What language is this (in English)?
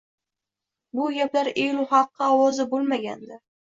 Uzbek